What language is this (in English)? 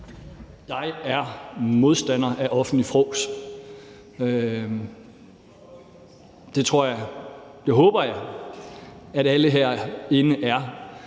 Danish